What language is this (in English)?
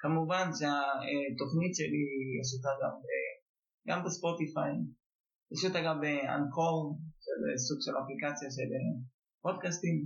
Hebrew